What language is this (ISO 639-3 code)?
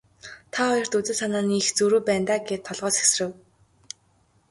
mon